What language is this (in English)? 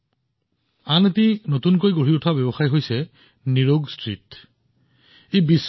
Assamese